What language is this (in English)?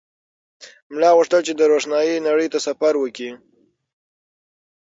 Pashto